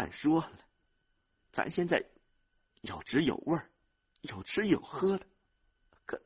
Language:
Chinese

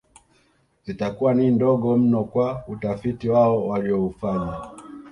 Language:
Swahili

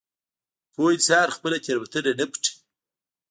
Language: Pashto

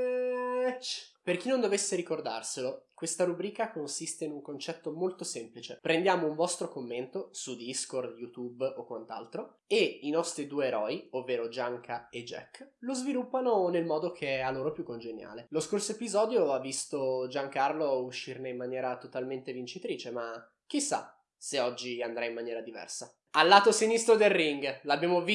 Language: Italian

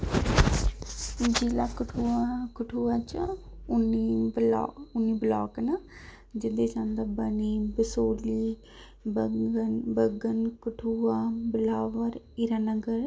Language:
Dogri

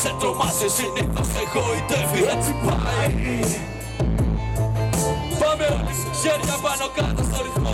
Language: Greek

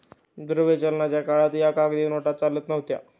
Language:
Marathi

